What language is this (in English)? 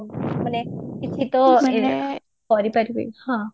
Odia